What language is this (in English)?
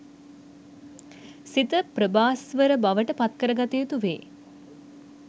Sinhala